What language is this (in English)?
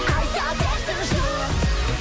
Kazakh